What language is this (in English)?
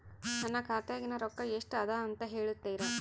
Kannada